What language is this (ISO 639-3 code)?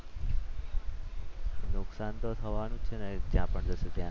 guj